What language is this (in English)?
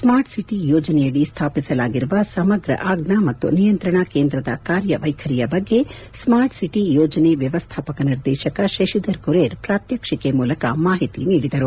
Kannada